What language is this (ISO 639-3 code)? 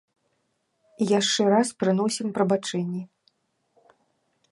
bel